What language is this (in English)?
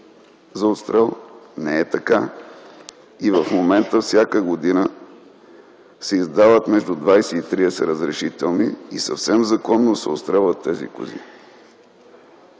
Bulgarian